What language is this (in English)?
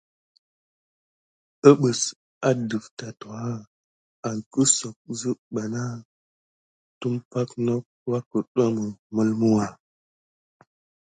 Gidar